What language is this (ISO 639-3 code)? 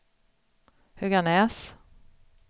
swe